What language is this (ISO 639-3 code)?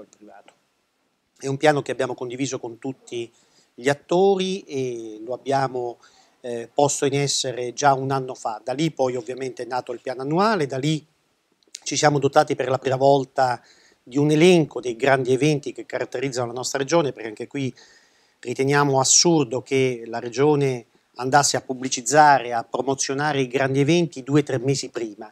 ita